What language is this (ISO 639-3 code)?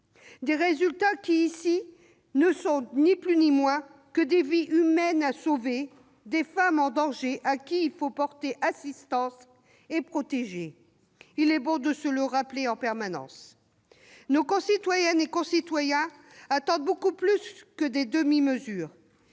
fra